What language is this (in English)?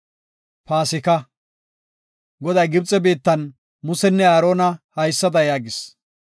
Gofa